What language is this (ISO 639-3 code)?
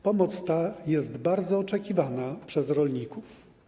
pol